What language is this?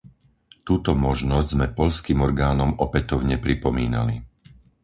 Slovak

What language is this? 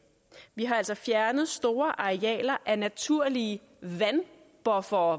Danish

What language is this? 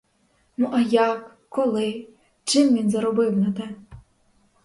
Ukrainian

